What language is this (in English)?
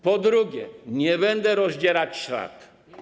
Polish